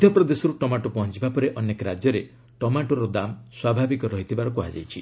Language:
Odia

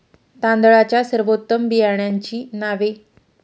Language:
Marathi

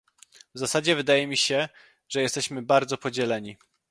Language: Polish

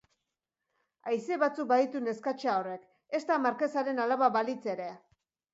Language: Basque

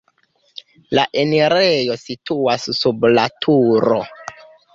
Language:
Esperanto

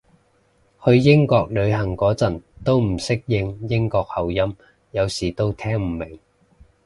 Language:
Cantonese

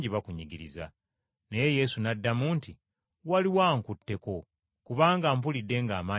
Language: Ganda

